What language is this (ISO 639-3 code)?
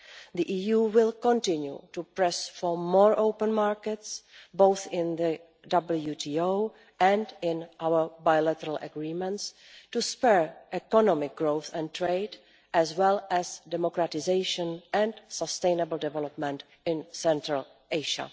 eng